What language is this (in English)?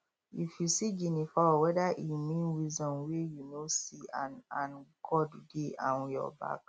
Nigerian Pidgin